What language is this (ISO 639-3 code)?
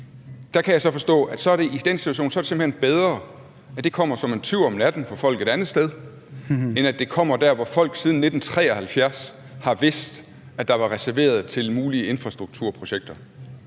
dan